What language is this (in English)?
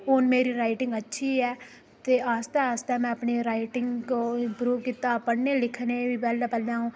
Dogri